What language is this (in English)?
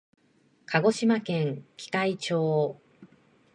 Japanese